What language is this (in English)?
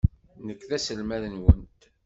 Kabyle